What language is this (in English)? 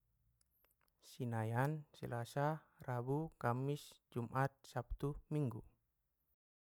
Batak Mandailing